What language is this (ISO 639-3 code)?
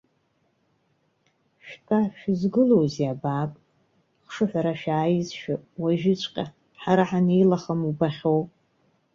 abk